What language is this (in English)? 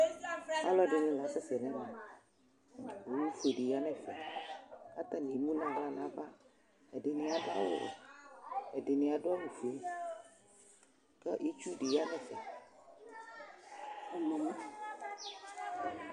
Ikposo